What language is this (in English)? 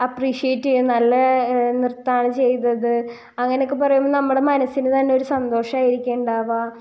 Malayalam